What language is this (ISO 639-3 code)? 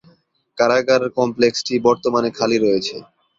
ben